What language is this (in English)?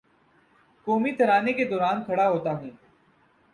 Urdu